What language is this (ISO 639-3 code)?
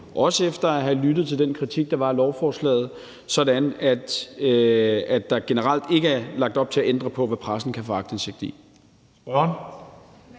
dan